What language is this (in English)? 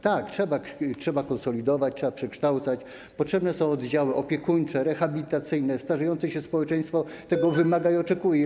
Polish